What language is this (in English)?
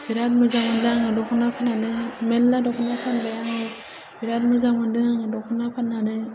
Bodo